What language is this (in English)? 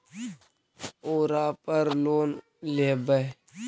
Magahi